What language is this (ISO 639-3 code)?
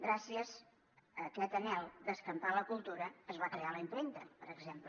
cat